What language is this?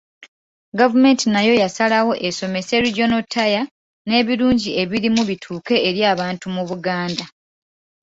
Ganda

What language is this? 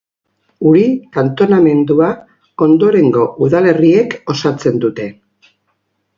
Basque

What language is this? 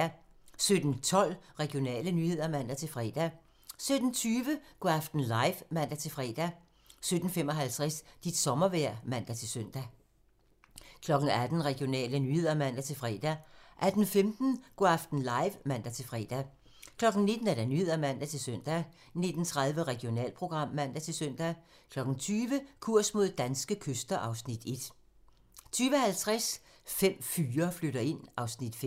Danish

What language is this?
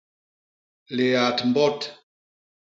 Basaa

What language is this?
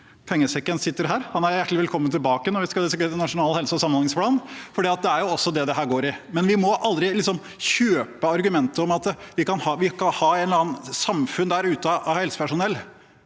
Norwegian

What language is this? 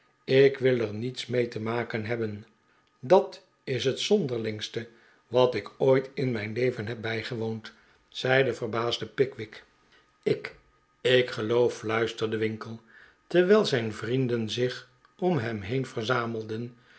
Dutch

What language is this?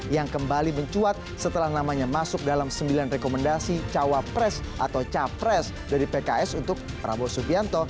Indonesian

